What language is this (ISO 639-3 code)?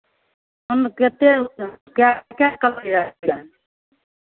mai